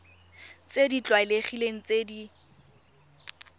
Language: Tswana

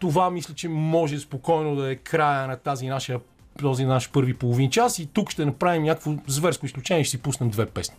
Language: Bulgarian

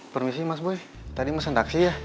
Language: Indonesian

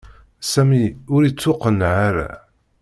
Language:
Kabyle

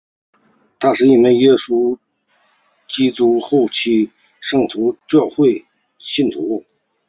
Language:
Chinese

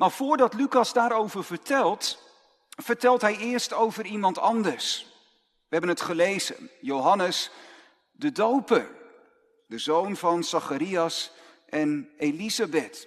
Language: Dutch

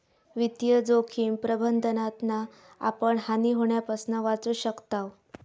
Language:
Marathi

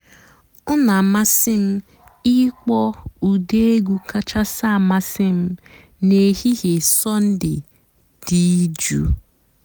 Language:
Igbo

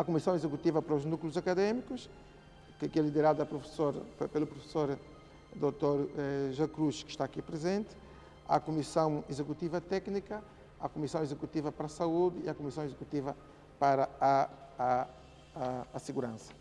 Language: Portuguese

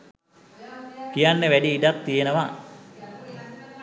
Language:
Sinhala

